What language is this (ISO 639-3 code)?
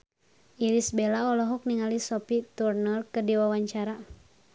sun